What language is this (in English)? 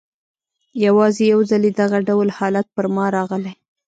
Pashto